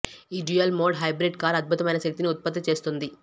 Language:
Telugu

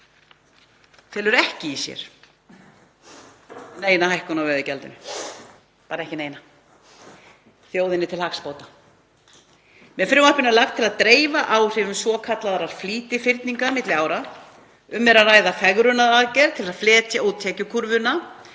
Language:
Icelandic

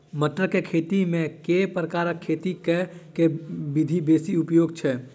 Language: Maithili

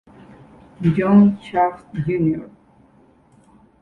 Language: Spanish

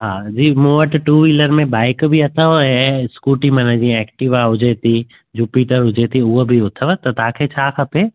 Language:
Sindhi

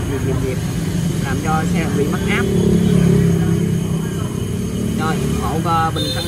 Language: Vietnamese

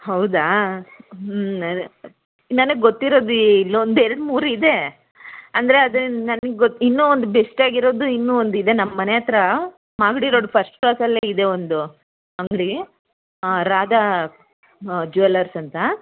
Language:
Kannada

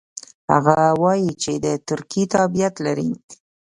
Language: Pashto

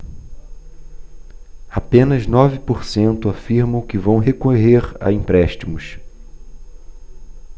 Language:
Portuguese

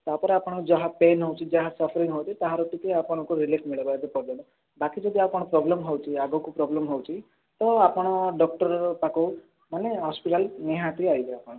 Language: Odia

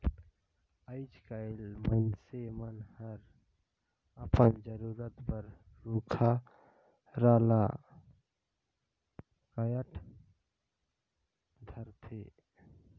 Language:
Chhattisgarhi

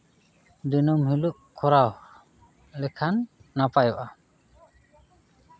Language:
Santali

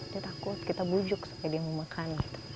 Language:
Indonesian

